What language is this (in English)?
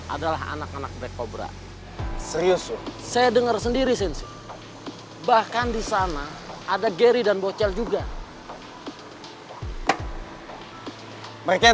Indonesian